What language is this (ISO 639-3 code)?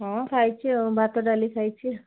ori